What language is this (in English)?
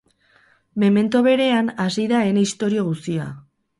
Basque